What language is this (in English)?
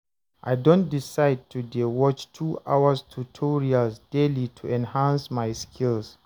Nigerian Pidgin